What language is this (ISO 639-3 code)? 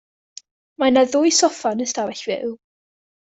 cym